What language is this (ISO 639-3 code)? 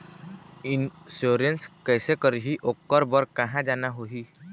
hne